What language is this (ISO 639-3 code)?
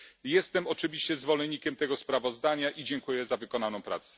pol